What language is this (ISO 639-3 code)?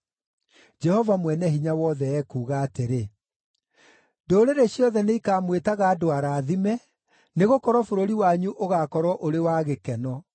kik